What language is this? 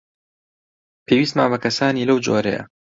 Central Kurdish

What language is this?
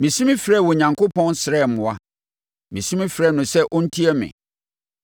Akan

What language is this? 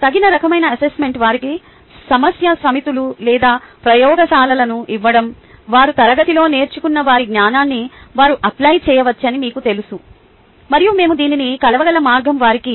Telugu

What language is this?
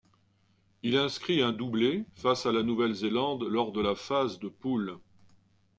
French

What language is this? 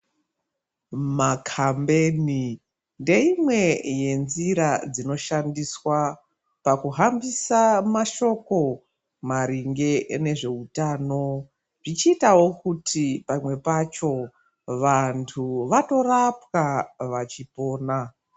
Ndau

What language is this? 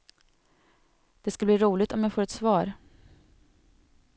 Swedish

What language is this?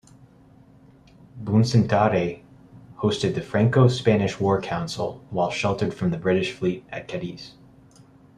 English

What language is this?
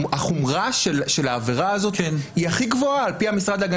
Hebrew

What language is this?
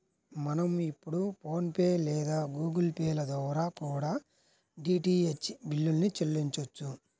Telugu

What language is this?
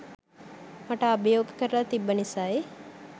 Sinhala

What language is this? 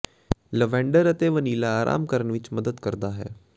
Punjabi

